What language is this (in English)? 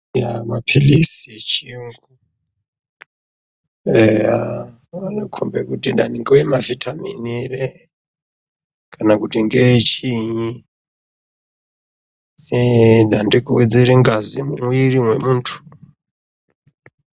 Ndau